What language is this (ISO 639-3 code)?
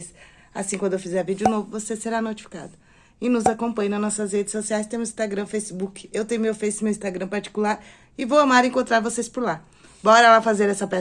por